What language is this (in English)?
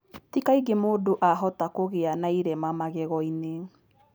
Kikuyu